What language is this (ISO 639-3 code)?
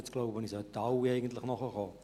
gsw